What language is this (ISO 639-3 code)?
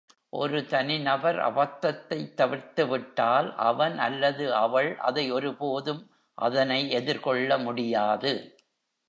tam